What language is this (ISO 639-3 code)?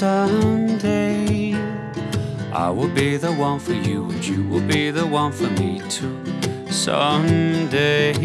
kor